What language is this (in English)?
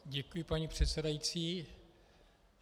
Czech